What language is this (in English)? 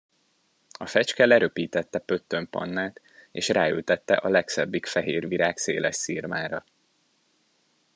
Hungarian